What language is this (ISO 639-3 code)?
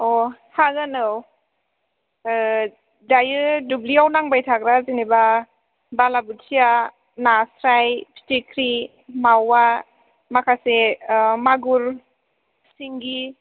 brx